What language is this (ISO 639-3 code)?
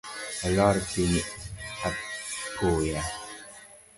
luo